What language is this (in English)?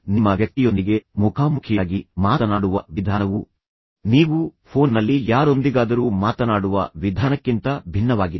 Kannada